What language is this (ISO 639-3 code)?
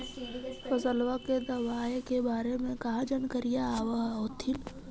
mag